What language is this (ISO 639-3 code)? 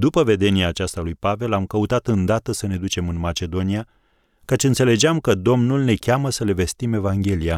ron